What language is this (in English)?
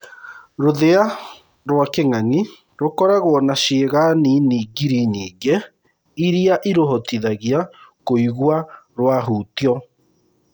Kikuyu